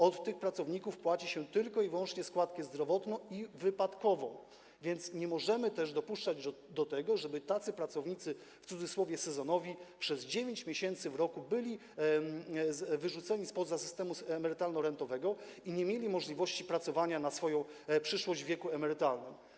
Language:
Polish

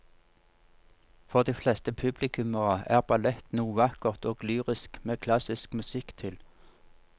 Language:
Norwegian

